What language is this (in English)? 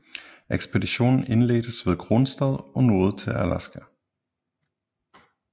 Danish